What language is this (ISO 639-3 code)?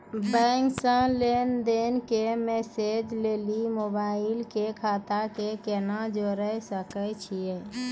mai